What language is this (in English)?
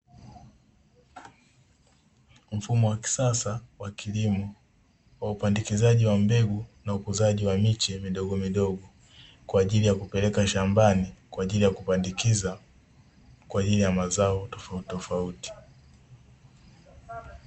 Swahili